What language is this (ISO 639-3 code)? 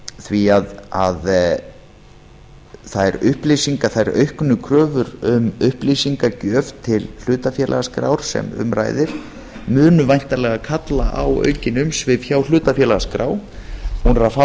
isl